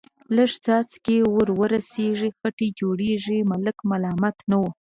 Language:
Pashto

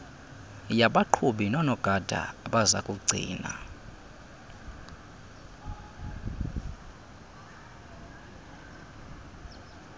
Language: Xhosa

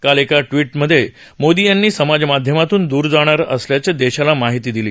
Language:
Marathi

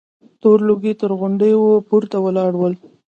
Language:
Pashto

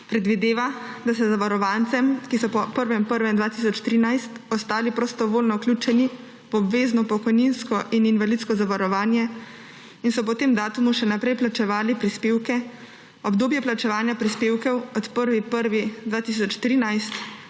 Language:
Slovenian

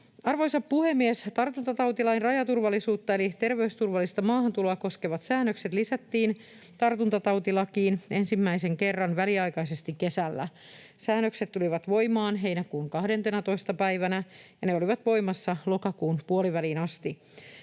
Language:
Finnish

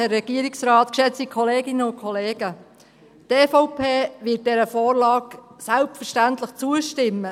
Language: Swiss German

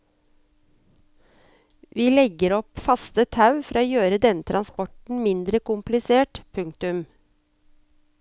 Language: Norwegian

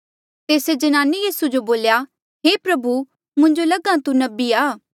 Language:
Mandeali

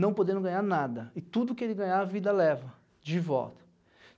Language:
Portuguese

